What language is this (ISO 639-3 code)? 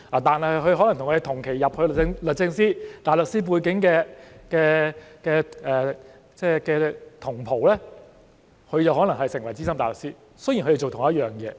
yue